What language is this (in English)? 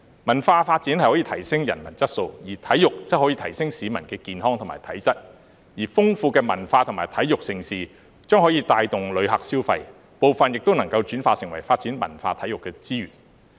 Cantonese